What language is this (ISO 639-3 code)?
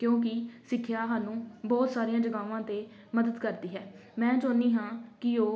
pan